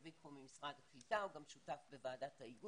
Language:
Hebrew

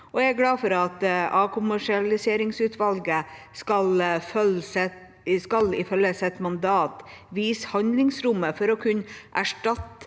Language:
Norwegian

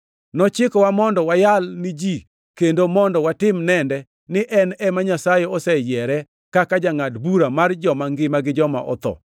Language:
Luo (Kenya and Tanzania)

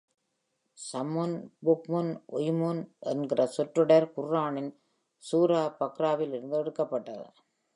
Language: Tamil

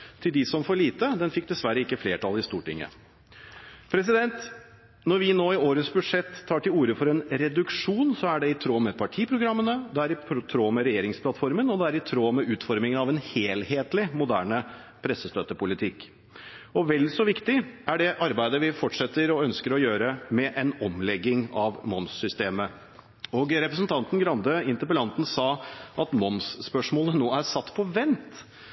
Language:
Norwegian Bokmål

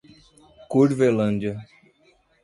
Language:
Portuguese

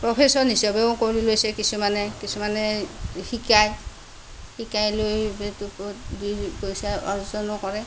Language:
Assamese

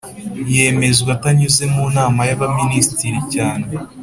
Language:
Kinyarwanda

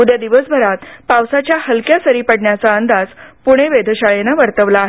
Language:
Marathi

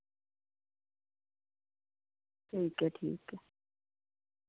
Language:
Dogri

